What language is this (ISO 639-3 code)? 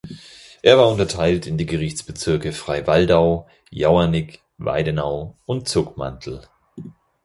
deu